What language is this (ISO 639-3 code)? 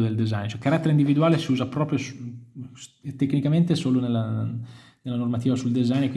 ita